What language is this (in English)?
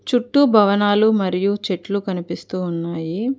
Telugu